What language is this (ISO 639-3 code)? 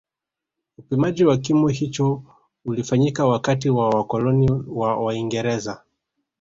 swa